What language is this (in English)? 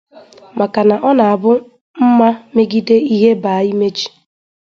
Igbo